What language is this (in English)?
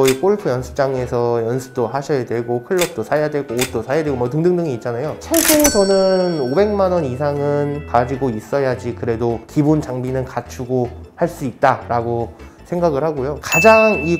Korean